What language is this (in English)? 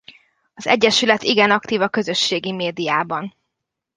Hungarian